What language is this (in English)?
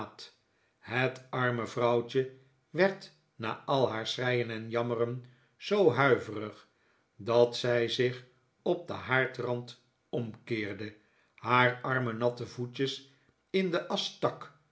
Dutch